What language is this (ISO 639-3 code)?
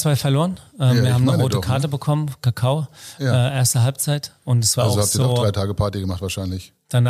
deu